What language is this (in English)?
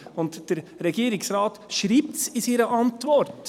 Swiss German